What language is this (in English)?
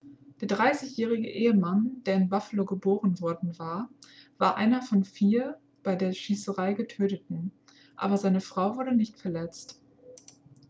German